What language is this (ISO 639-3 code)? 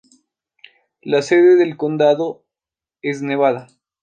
spa